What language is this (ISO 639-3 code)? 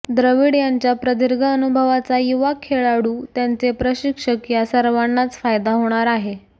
mar